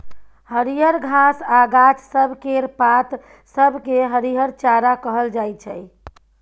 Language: Maithili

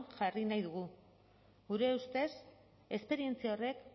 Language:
Basque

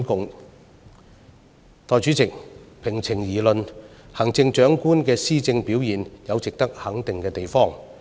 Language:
Cantonese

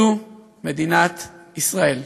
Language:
Hebrew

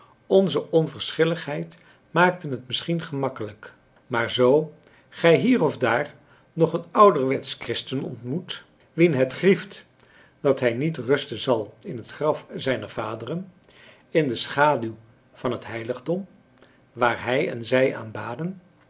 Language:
Dutch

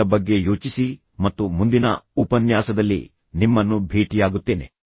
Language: Kannada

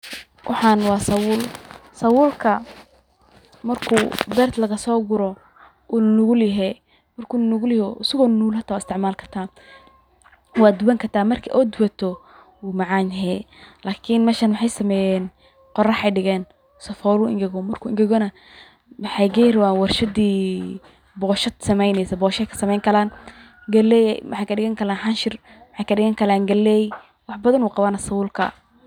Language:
Somali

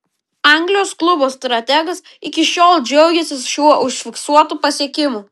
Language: Lithuanian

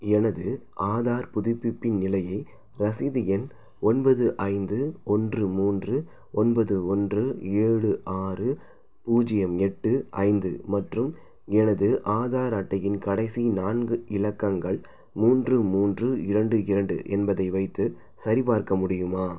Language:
Tamil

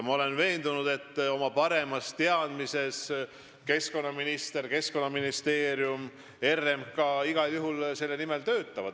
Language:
Estonian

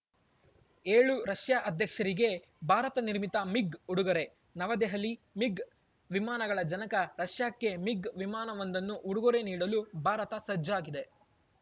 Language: Kannada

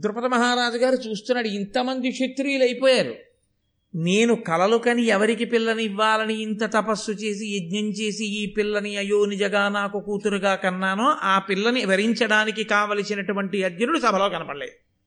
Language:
Telugu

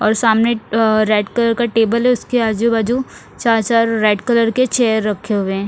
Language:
Hindi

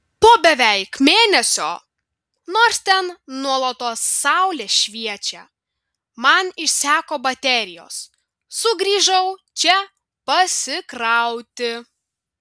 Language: Lithuanian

